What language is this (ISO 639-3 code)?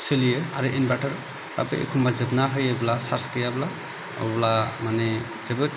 brx